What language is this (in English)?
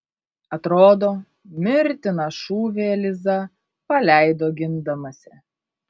Lithuanian